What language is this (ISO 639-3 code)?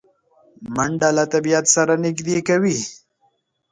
pus